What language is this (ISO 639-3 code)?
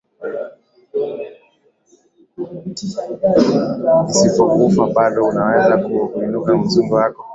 swa